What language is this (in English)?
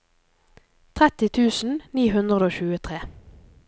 Norwegian